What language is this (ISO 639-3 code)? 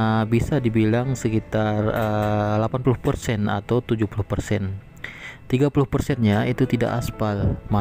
ind